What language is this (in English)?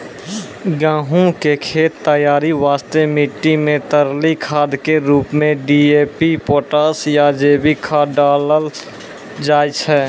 Maithili